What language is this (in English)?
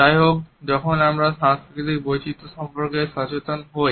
Bangla